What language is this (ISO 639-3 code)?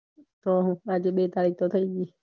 guj